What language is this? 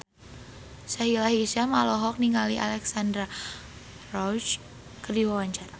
Sundanese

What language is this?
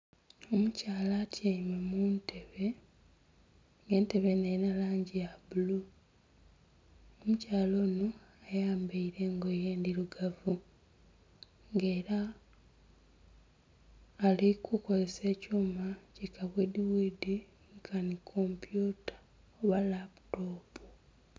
Soga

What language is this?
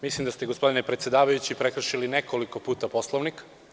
Serbian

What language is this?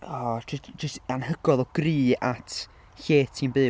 Welsh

